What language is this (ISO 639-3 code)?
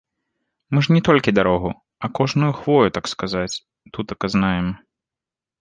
bel